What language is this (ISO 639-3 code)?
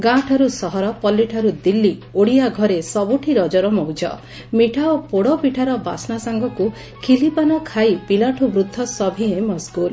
ori